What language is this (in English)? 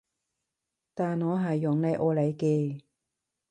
Cantonese